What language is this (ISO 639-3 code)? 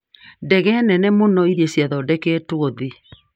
kik